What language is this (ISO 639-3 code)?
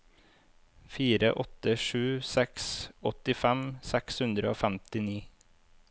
nor